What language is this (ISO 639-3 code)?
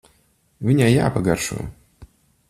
lav